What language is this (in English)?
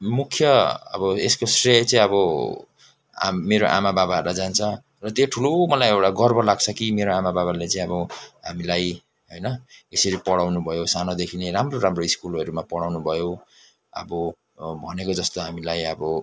Nepali